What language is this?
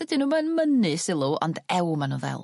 Welsh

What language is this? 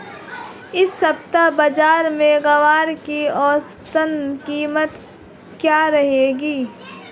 Hindi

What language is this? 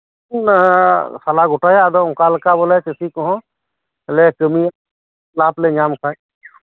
Santali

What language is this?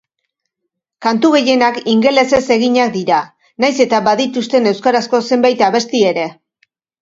Basque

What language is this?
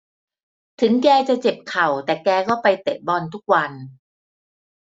Thai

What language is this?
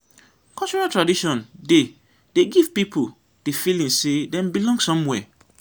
Nigerian Pidgin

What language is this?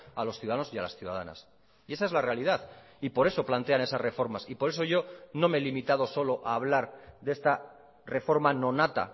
Spanish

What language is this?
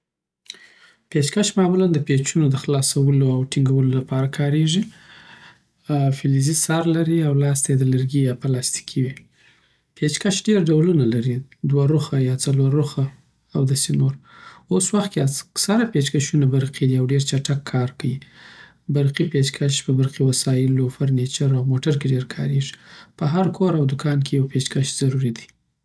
Southern Pashto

